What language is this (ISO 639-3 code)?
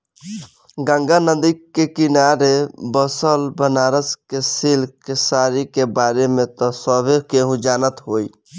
bho